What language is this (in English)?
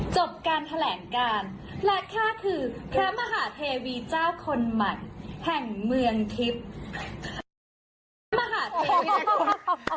Thai